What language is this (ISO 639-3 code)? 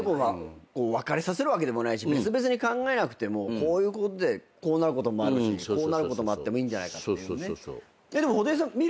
jpn